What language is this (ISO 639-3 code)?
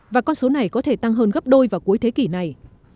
vie